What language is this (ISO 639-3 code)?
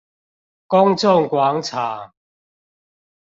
zho